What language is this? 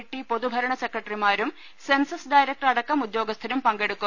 Malayalam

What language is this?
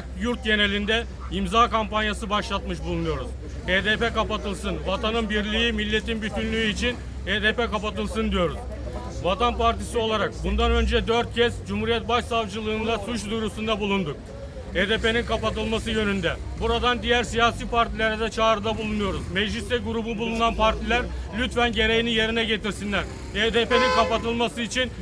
Turkish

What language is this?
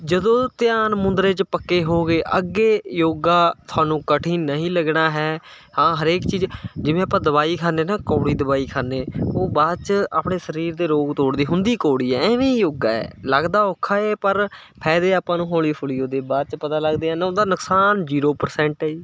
Punjabi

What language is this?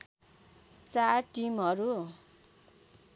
Nepali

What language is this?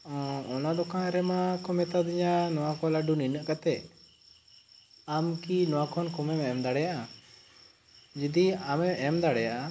Santali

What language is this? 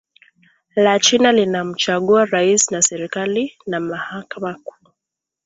Swahili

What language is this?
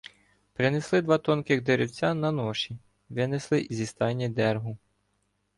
Ukrainian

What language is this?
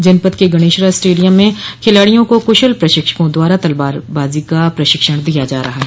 Hindi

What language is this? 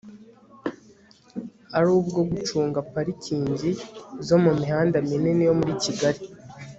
Kinyarwanda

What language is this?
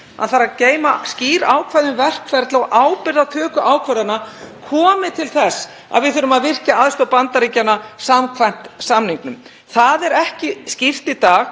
Icelandic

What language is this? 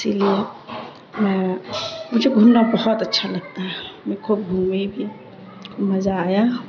Urdu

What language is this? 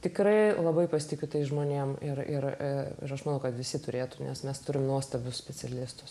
Lithuanian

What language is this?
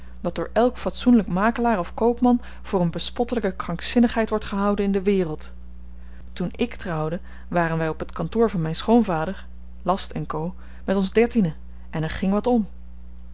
Dutch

